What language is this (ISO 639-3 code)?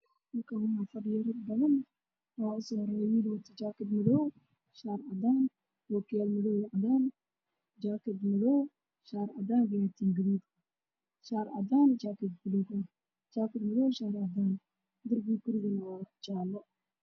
som